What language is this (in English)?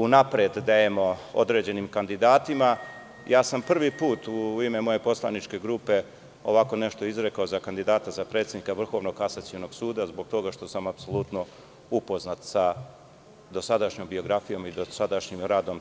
Serbian